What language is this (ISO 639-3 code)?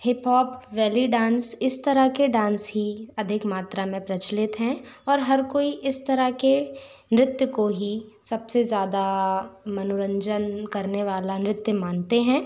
hin